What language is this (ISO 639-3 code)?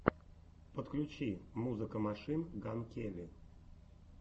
rus